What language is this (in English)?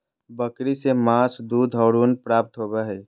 Magahi